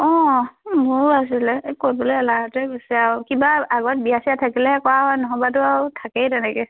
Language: Assamese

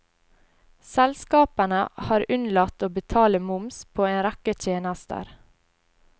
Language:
Norwegian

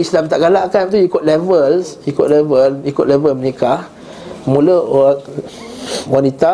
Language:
Malay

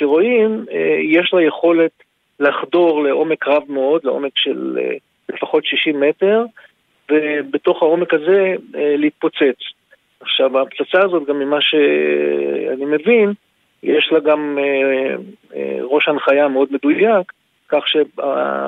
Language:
Hebrew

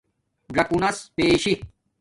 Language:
Domaaki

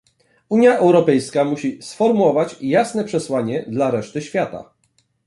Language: Polish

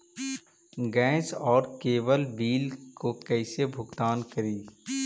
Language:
Magahi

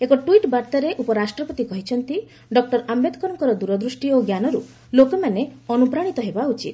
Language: Odia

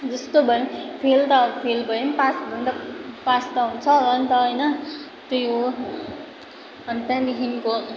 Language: Nepali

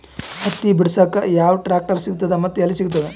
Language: Kannada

